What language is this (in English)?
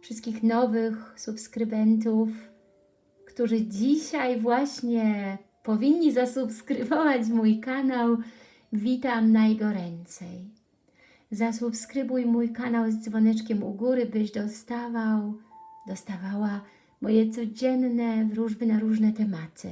Polish